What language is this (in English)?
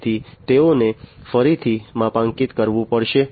Gujarati